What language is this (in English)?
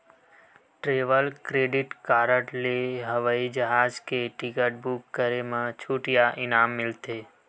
Chhattisgarhi